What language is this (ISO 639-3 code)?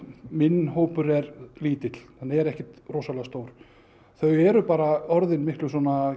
isl